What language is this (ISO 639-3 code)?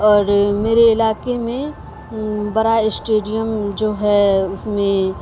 urd